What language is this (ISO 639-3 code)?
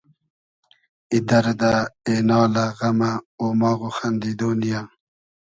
haz